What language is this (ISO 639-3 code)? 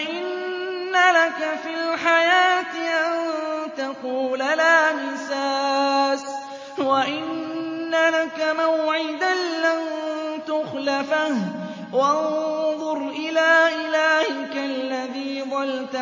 ara